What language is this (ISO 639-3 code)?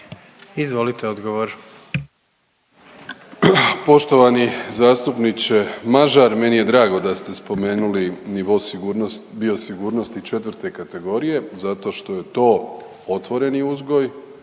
hrv